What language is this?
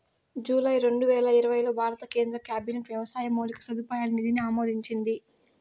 Telugu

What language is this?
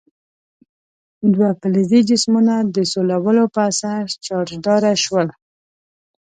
Pashto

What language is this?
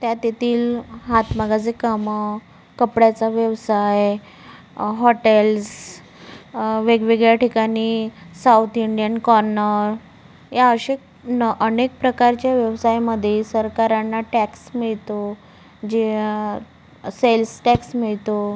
Marathi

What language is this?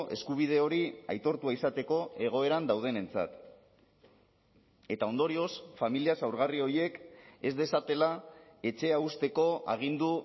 Basque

